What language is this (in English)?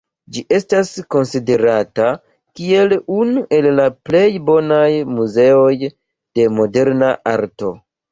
Esperanto